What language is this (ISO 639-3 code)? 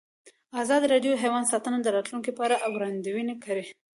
pus